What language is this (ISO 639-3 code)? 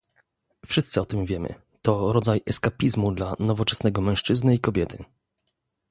pol